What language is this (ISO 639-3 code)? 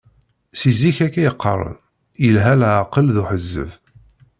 kab